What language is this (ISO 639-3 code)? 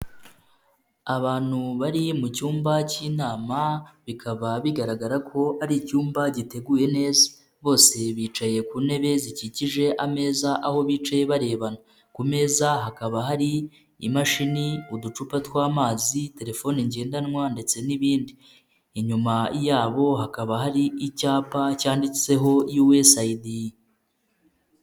kin